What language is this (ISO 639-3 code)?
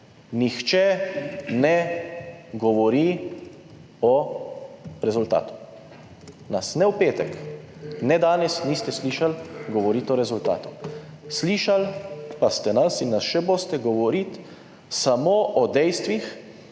slv